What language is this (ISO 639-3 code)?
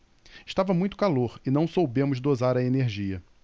por